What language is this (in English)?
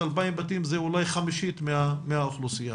Hebrew